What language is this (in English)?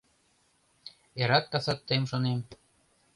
Mari